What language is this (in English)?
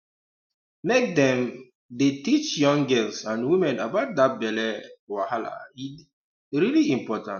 Nigerian Pidgin